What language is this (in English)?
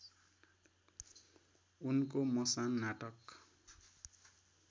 Nepali